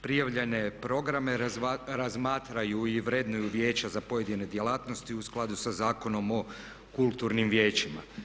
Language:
Croatian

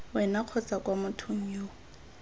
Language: Tswana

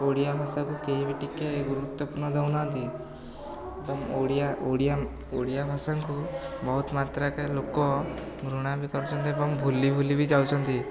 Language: Odia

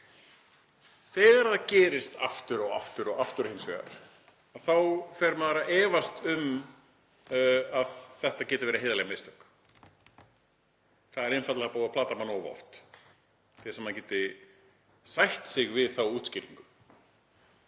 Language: Icelandic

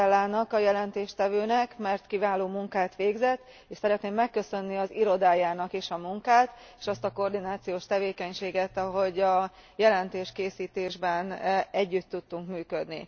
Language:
Hungarian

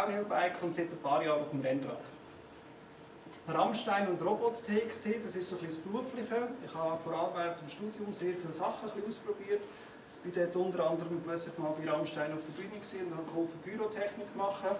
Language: German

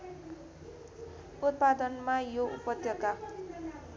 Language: Nepali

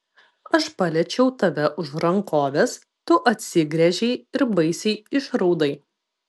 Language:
Lithuanian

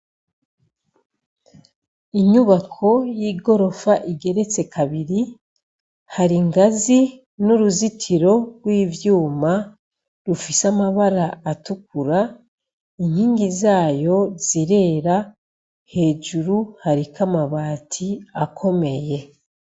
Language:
Rundi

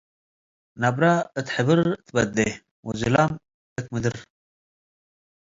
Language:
Tigre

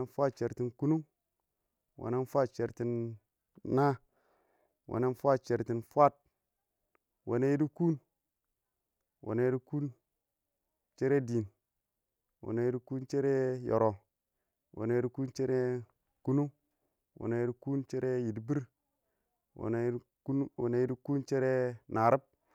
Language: Awak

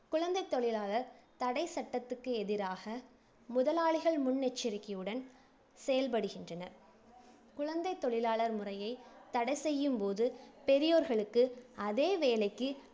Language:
Tamil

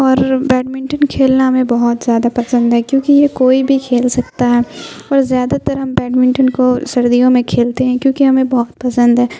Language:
Urdu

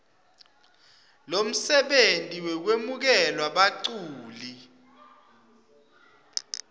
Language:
Swati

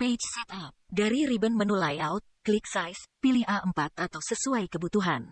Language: Indonesian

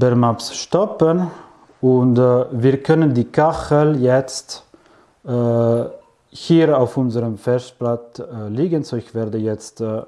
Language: German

